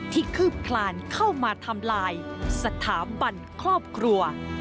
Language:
Thai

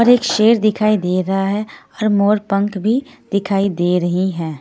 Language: Hindi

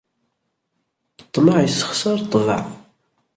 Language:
Kabyle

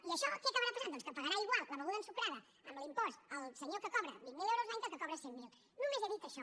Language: Catalan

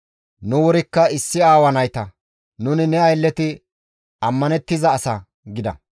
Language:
Gamo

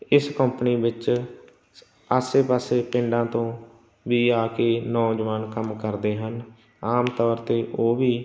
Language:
Punjabi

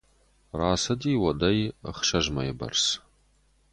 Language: Ossetic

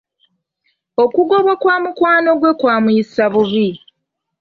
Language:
Ganda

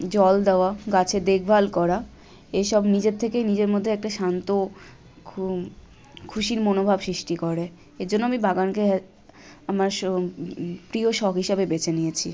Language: Bangla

